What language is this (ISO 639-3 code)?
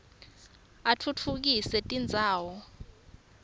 ssw